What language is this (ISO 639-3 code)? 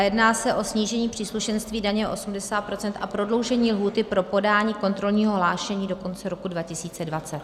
ces